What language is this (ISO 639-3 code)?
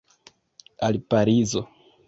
epo